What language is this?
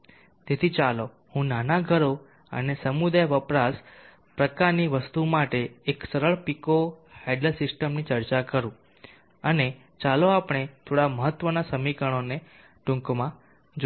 Gujarati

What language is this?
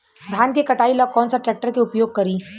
Bhojpuri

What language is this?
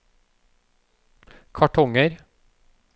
Norwegian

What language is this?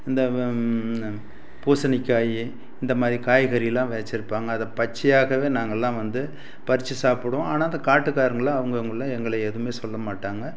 Tamil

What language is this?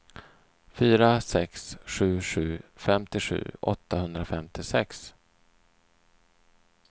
Swedish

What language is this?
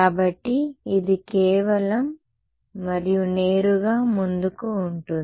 Telugu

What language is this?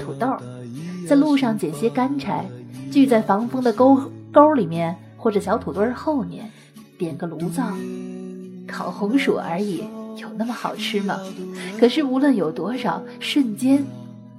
Chinese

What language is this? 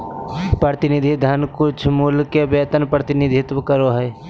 Magahi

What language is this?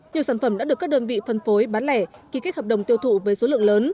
Vietnamese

